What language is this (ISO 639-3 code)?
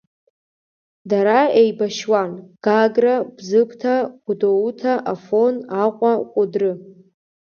abk